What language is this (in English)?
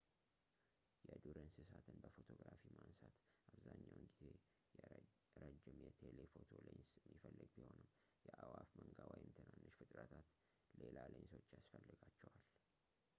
Amharic